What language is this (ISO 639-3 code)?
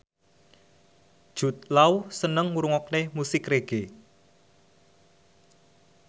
jav